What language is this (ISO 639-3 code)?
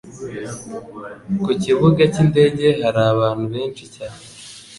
kin